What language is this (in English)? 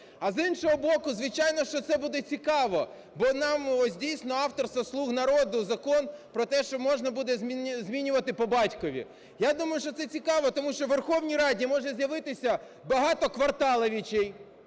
Ukrainian